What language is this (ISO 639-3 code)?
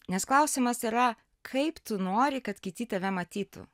lit